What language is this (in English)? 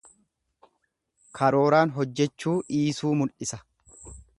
Oromo